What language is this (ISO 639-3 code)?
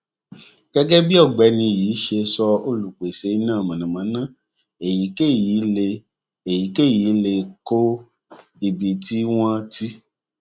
yor